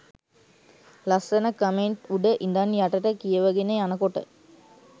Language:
Sinhala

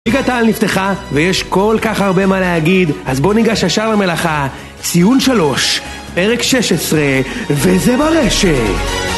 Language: Hebrew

